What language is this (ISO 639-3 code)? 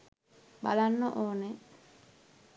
sin